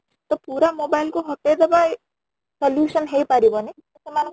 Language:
Odia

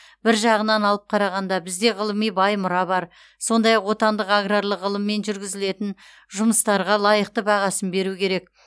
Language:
Kazakh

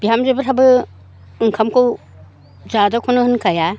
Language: Bodo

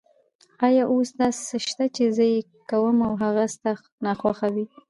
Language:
Pashto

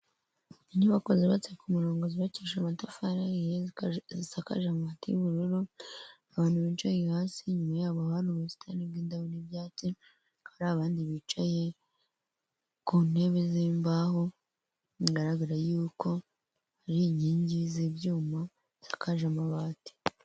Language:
Kinyarwanda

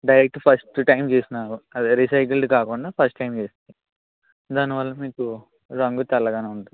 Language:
Telugu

